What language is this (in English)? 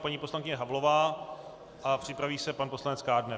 Czech